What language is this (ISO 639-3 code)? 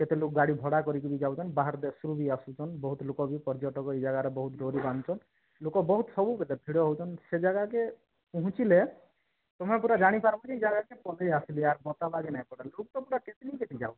ori